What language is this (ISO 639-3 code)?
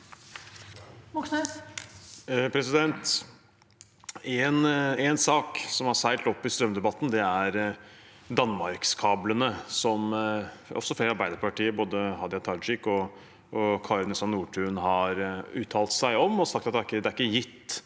nor